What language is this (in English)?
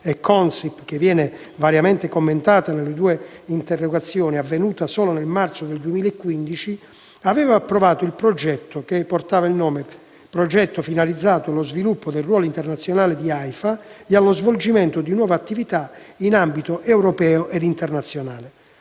Italian